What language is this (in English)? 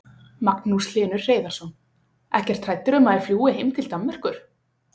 Icelandic